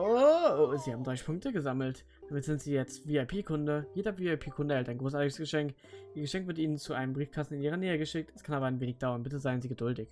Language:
German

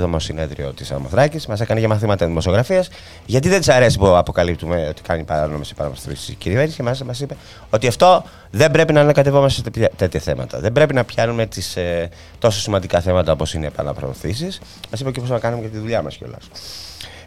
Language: Greek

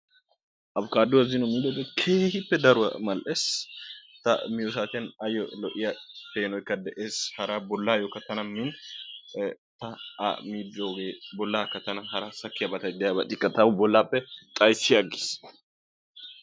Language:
Wolaytta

